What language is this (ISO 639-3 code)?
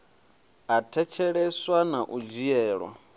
ven